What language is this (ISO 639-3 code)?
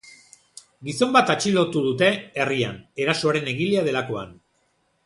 eus